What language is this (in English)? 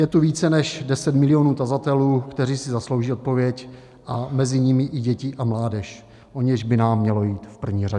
Czech